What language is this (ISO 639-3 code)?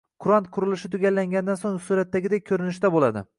uzb